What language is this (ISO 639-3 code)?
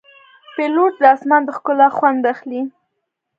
pus